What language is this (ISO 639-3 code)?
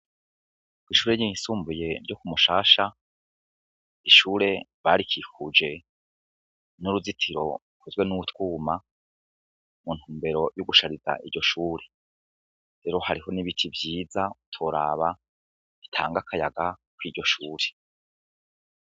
run